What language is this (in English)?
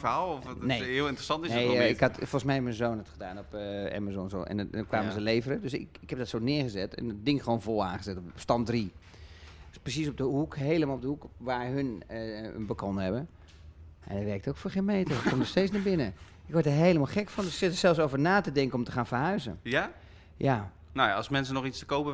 Dutch